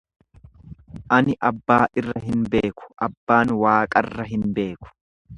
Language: Oromo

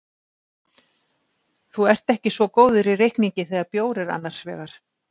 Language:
Icelandic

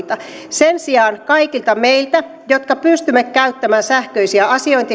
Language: Finnish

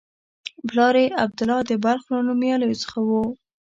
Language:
Pashto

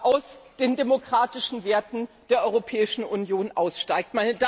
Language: German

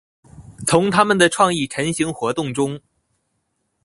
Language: Chinese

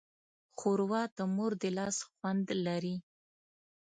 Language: Pashto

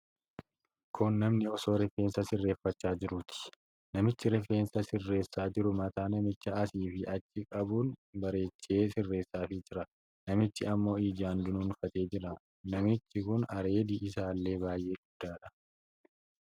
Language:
Oromo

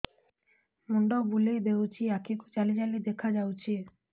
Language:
Odia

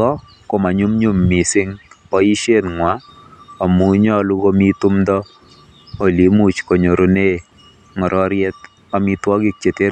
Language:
Kalenjin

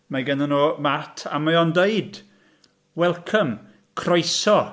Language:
Welsh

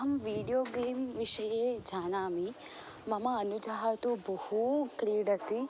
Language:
Sanskrit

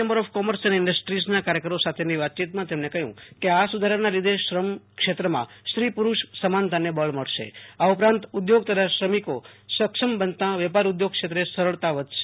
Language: Gujarati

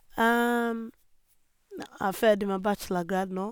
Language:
Norwegian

